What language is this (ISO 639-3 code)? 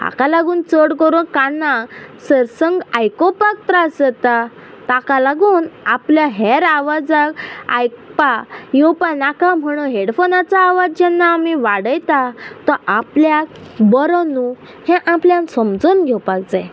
kok